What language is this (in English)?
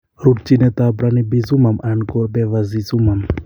Kalenjin